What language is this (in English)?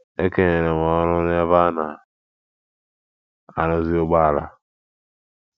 Igbo